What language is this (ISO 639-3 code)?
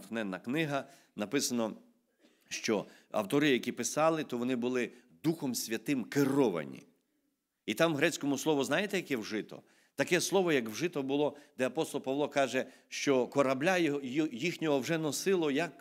ukr